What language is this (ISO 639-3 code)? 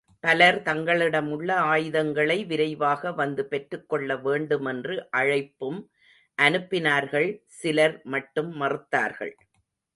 tam